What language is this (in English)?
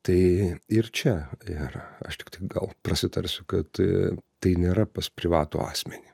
Lithuanian